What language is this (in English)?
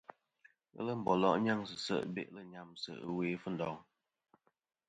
Kom